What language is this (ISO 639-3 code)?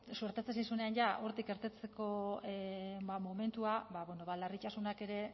eus